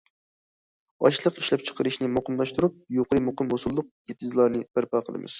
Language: Uyghur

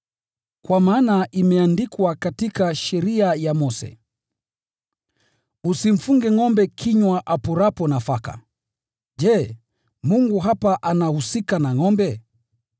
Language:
Swahili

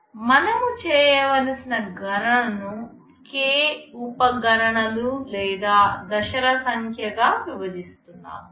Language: Telugu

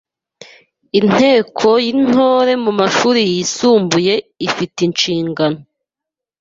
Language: Kinyarwanda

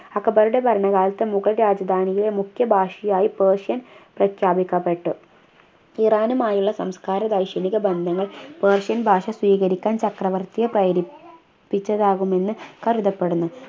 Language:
Malayalam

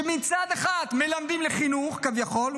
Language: Hebrew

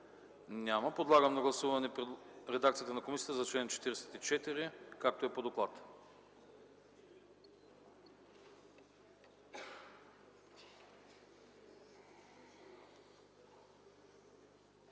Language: Bulgarian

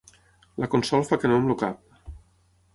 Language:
Catalan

